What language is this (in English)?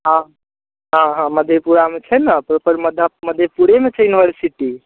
Maithili